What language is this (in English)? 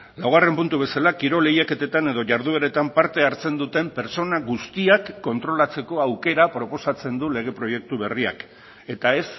Basque